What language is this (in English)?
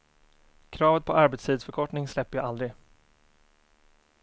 Swedish